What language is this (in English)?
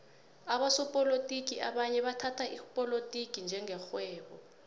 South Ndebele